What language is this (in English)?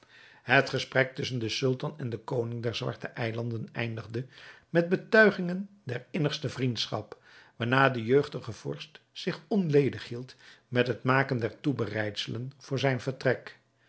Dutch